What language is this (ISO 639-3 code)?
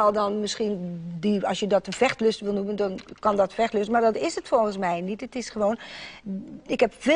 nld